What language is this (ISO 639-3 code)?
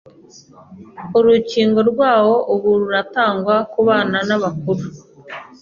kin